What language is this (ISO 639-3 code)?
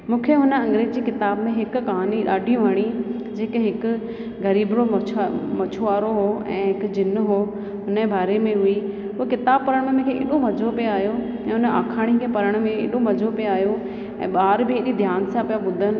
snd